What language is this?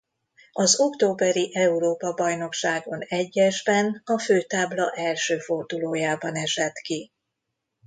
Hungarian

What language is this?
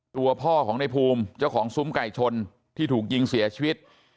Thai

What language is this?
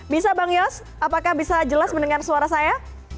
Indonesian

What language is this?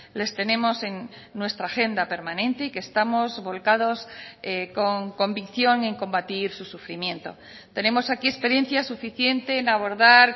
Spanish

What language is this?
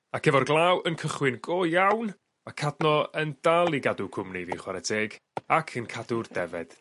Welsh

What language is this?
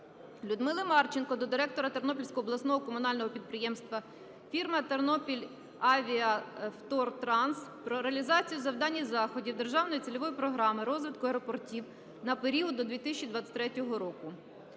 Ukrainian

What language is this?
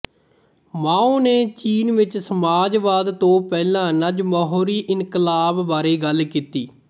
Punjabi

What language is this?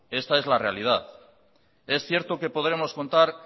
Spanish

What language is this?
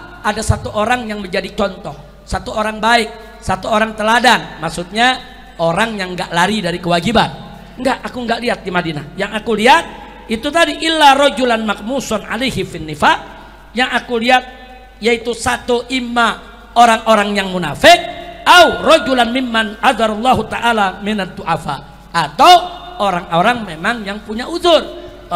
Indonesian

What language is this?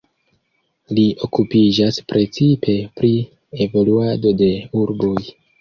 Esperanto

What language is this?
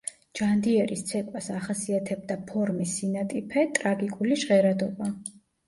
Georgian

